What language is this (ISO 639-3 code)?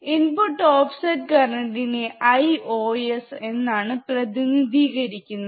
mal